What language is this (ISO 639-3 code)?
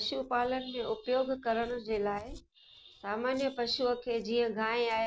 snd